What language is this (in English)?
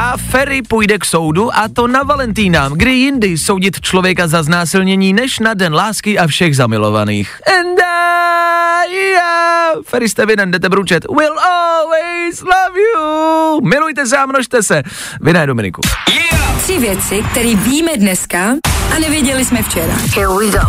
Czech